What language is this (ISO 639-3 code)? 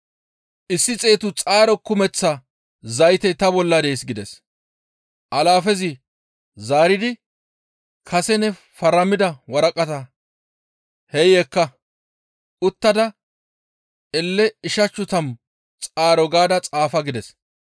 gmv